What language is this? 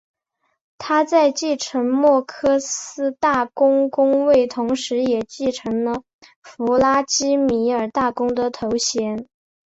Chinese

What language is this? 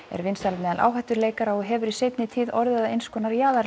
Icelandic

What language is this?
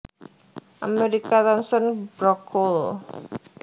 Javanese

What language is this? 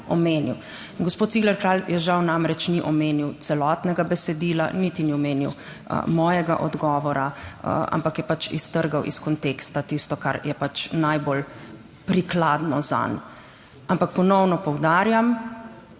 Slovenian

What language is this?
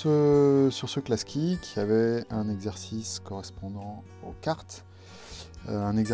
French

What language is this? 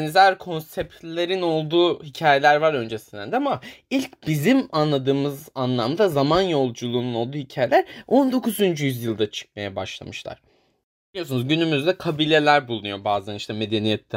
Turkish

